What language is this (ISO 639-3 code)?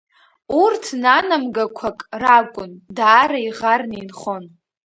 abk